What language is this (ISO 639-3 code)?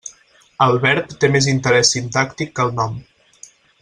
cat